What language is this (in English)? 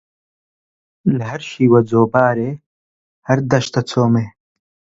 Central Kurdish